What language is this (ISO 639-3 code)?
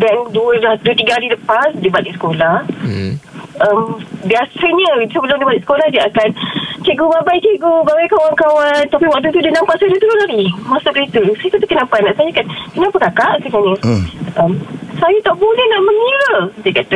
msa